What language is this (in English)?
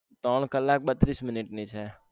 Gujarati